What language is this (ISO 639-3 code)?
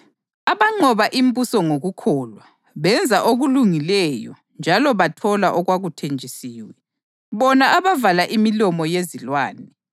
nde